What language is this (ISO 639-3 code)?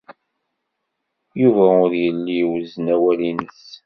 kab